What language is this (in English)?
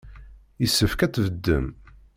Kabyle